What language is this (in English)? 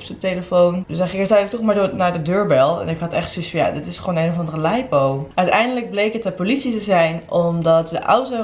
Dutch